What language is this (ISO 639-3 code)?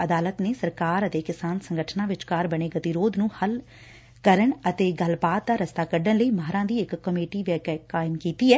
pan